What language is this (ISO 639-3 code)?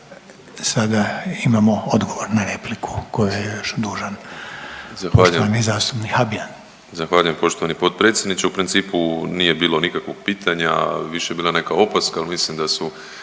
hrv